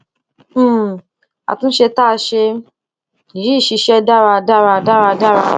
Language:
Yoruba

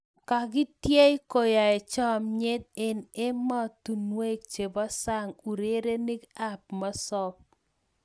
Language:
Kalenjin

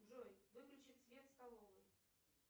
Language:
Russian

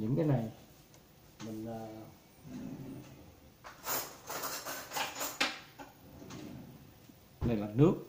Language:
Vietnamese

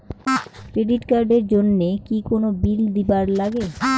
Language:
Bangla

